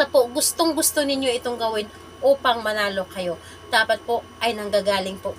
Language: Filipino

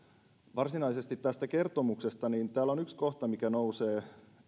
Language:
Finnish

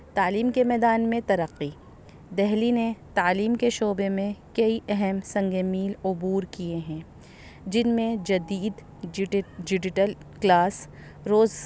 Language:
Urdu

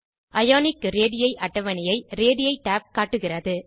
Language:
Tamil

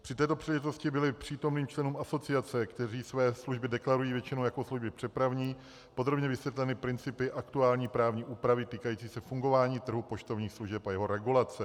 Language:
Czech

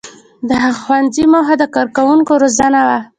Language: Pashto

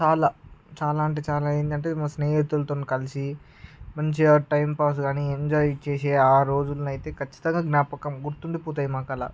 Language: Telugu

